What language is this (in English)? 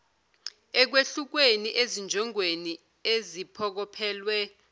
Zulu